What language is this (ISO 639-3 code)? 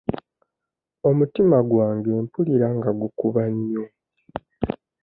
lug